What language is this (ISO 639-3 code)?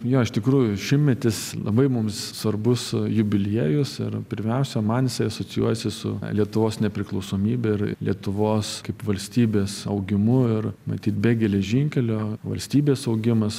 lit